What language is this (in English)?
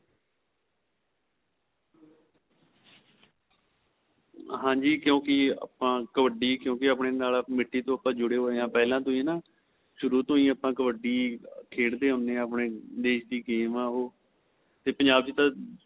Punjabi